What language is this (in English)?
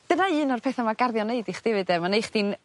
Welsh